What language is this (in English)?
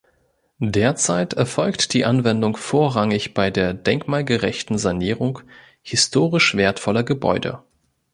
German